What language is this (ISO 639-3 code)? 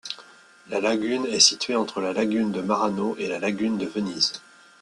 fra